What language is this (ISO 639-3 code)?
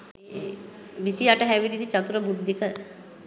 sin